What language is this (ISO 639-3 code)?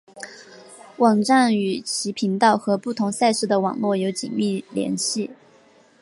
zho